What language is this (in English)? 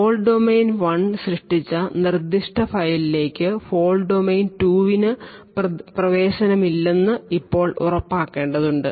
Malayalam